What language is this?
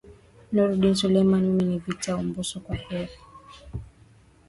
Swahili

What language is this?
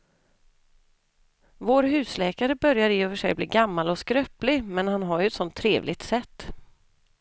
Swedish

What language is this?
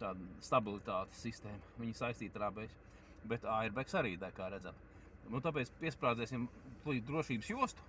Latvian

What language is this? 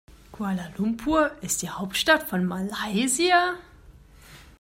German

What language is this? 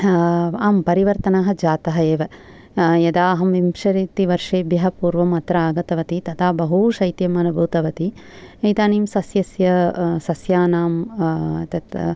Sanskrit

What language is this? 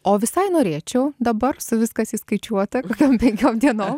Lithuanian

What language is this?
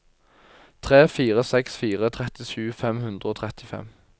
Norwegian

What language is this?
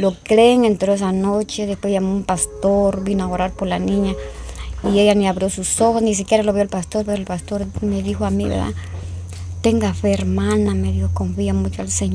Spanish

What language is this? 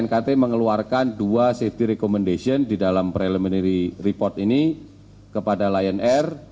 Indonesian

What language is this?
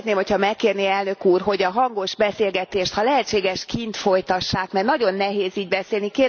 Hungarian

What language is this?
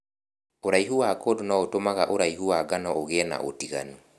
Kikuyu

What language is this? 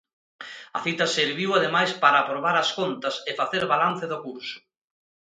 Galician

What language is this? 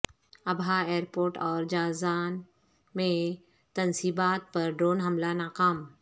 Urdu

